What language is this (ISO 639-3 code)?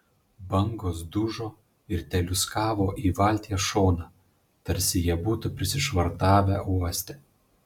lit